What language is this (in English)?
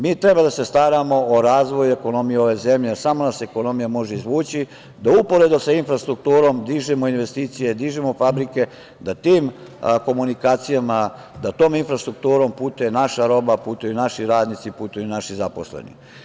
Serbian